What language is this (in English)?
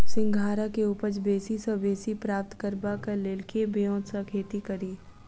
Maithili